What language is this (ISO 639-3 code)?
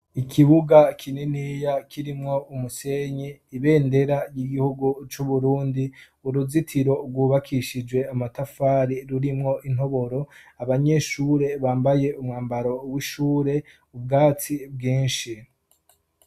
run